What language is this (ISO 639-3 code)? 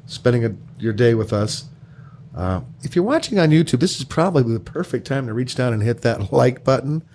eng